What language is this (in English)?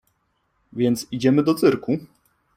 Polish